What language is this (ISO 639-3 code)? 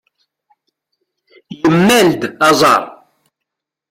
kab